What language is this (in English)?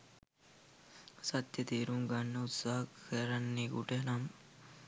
Sinhala